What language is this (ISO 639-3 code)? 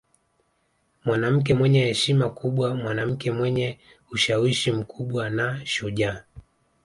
swa